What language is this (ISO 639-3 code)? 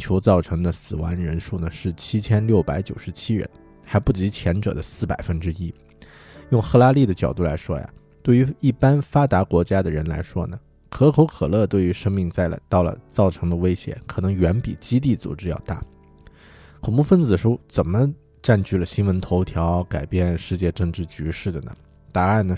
zho